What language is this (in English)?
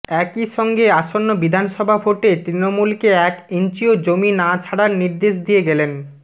Bangla